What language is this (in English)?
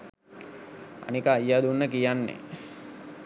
Sinhala